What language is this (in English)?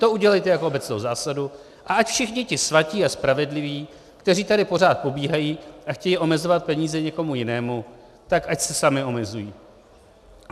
Czech